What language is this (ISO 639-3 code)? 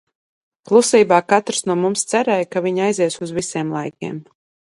lav